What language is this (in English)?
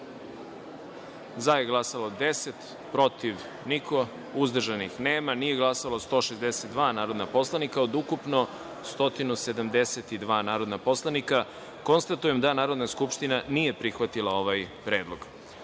Serbian